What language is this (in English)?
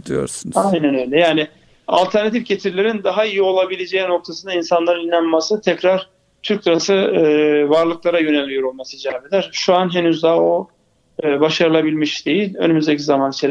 Turkish